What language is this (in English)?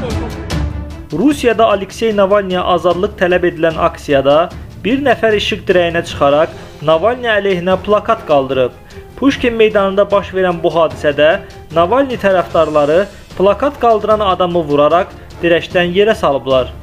Turkish